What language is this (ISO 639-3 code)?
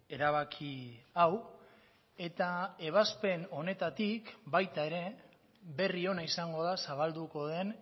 eus